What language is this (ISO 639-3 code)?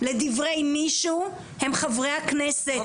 heb